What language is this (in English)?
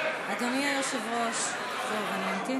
Hebrew